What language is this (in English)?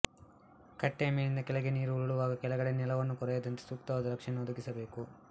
Kannada